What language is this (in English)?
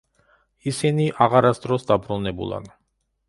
Georgian